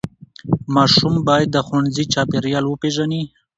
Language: Pashto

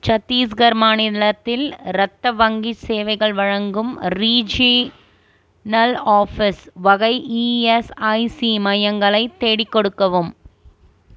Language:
Tamil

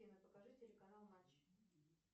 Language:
Russian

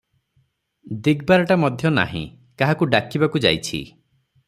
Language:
Odia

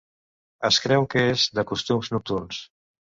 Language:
Catalan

